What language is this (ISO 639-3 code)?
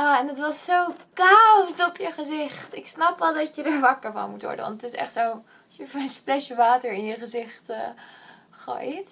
nld